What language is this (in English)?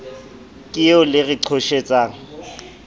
Southern Sotho